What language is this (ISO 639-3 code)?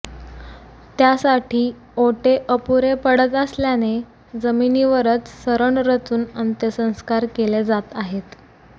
mar